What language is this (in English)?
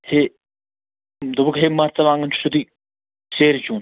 Kashmiri